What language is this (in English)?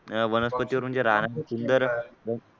Marathi